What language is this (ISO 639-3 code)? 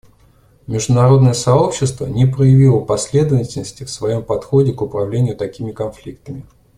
rus